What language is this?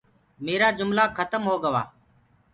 Gurgula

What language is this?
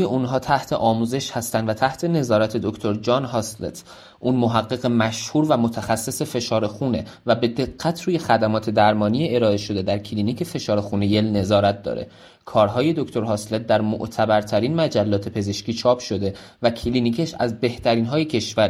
Persian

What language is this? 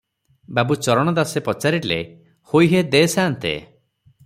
Odia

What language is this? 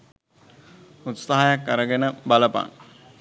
Sinhala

